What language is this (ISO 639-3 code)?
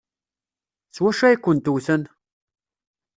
kab